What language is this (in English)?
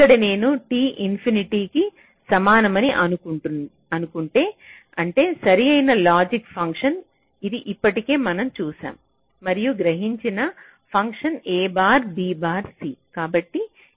Telugu